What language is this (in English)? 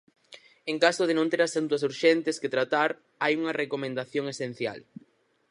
Galician